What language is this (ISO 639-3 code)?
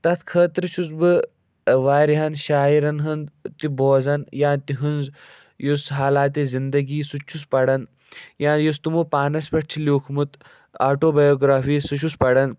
kas